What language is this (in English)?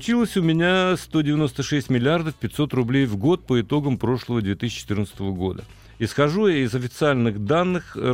Russian